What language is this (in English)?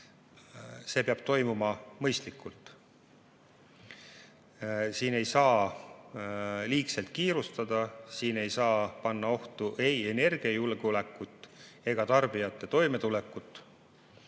Estonian